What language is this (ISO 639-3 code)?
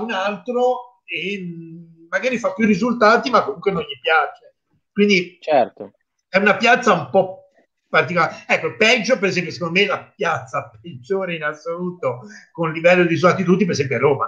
ita